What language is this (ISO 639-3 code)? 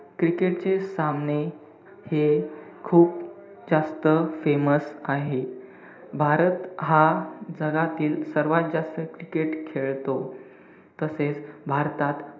mar